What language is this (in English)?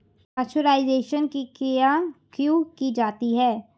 Hindi